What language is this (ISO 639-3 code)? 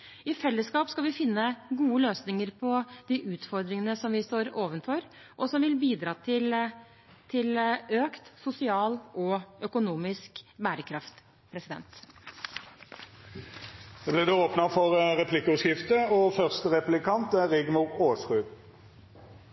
nor